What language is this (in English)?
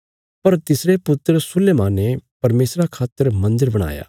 Bilaspuri